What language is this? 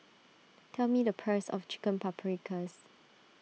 English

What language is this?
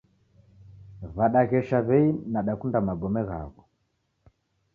Taita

